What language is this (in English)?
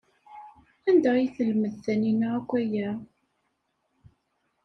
Kabyle